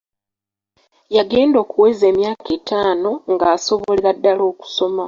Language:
Ganda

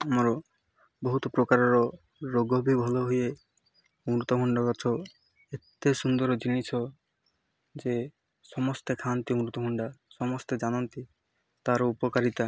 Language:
Odia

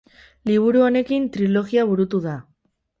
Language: Basque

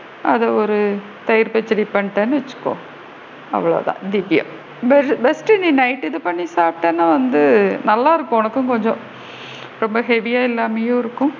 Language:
Tamil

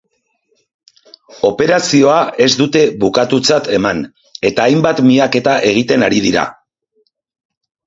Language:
Basque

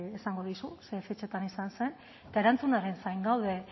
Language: Basque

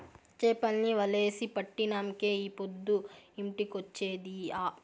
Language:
Telugu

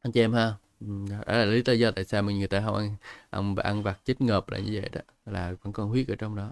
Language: Vietnamese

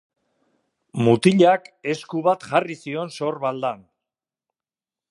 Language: Basque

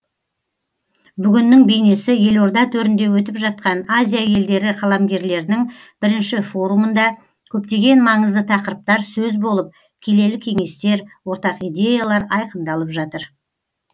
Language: Kazakh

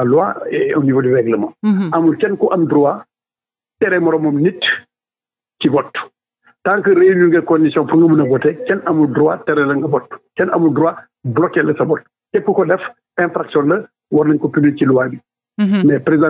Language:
French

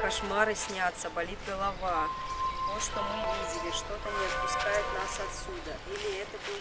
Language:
Russian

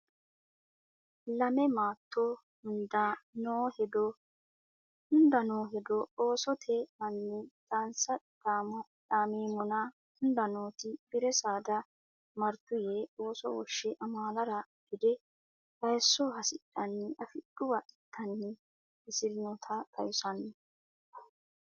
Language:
Sidamo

